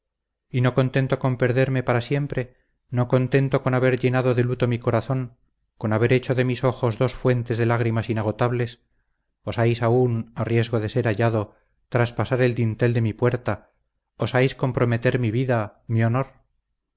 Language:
Spanish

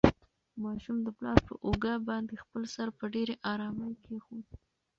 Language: Pashto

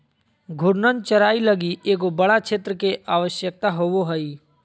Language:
Magahi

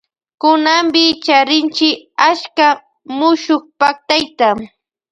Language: Loja Highland Quichua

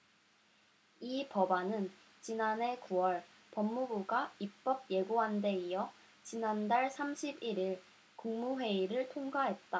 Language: Korean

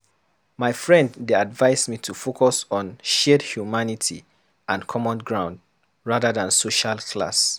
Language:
Nigerian Pidgin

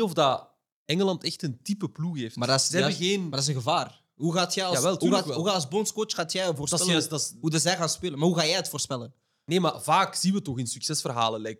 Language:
Dutch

